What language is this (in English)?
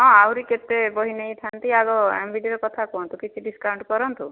Odia